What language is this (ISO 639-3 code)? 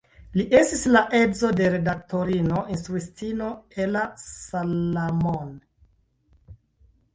epo